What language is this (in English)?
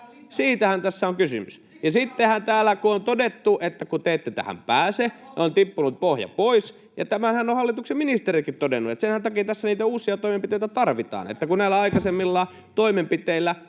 Finnish